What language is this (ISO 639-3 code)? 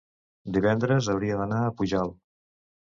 cat